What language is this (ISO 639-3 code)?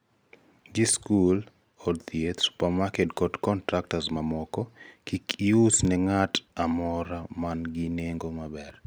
luo